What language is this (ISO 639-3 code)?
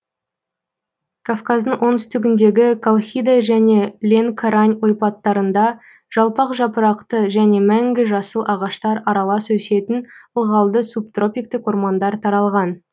kaz